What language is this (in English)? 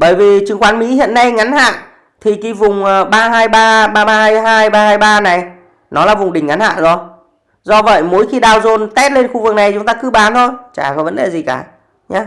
Vietnamese